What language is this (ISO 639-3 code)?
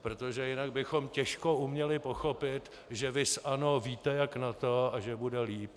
ces